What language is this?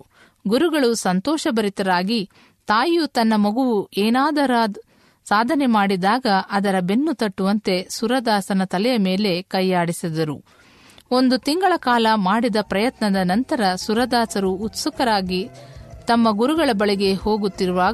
Kannada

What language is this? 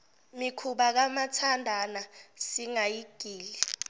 Zulu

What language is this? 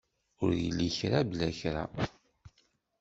Kabyle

